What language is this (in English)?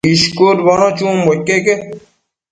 Matsés